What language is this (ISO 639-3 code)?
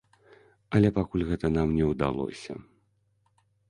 bel